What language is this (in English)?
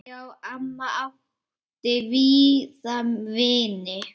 Icelandic